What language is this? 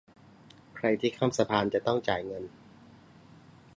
Thai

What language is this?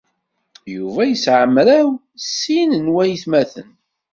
Kabyle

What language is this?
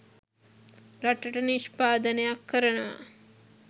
Sinhala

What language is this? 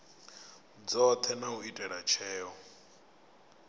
Venda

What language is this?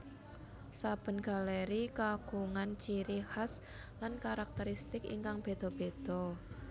Javanese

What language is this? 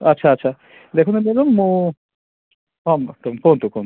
Odia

